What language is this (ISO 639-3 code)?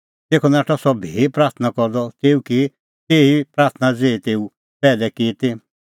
kfx